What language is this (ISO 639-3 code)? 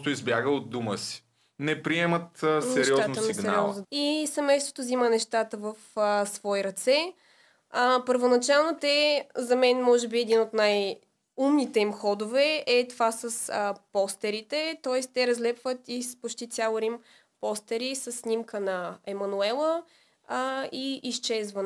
bul